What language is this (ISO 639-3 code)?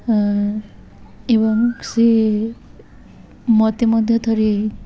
ori